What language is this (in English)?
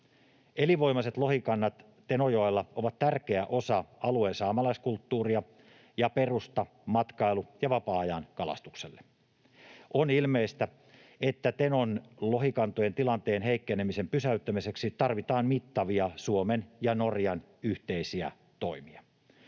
Finnish